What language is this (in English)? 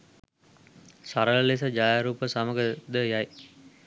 Sinhala